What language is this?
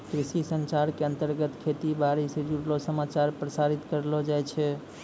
Maithili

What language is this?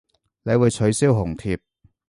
Cantonese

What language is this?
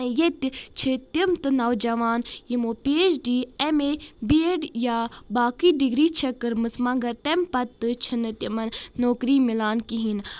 Kashmiri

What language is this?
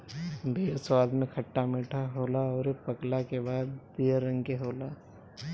Bhojpuri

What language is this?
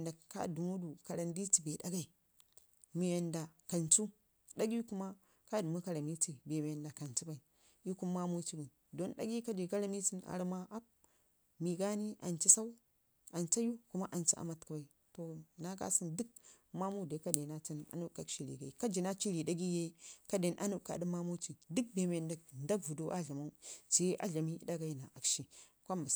Ngizim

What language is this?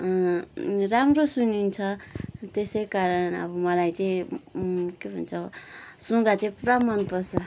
Nepali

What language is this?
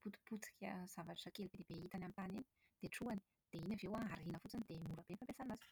Malagasy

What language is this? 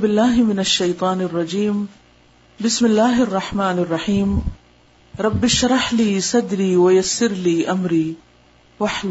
Urdu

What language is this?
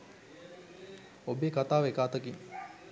Sinhala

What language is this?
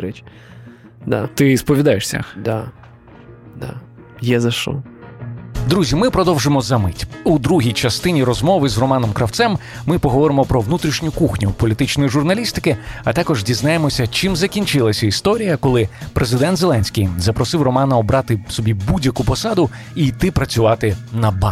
Ukrainian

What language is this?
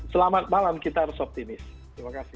Indonesian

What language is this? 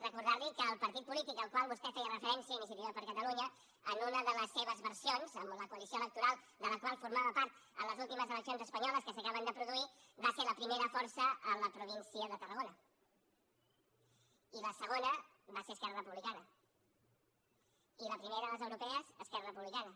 Catalan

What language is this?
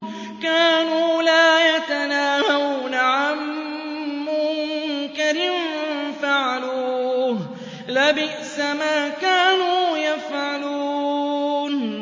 Arabic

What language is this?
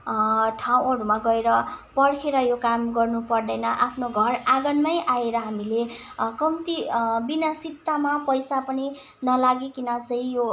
Nepali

